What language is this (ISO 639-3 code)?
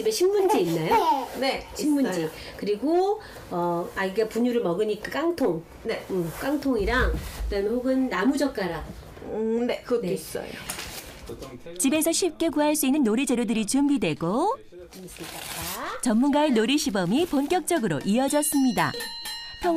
kor